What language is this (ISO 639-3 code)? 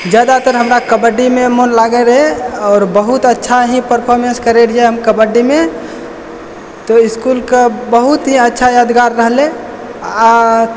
mai